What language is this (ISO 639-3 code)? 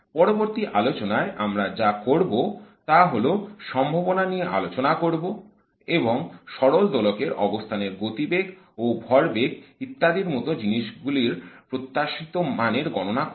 ben